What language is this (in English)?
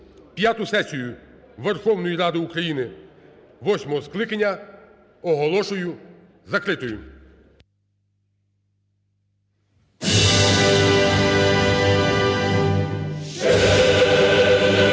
Ukrainian